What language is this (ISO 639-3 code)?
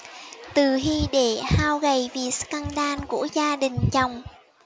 vie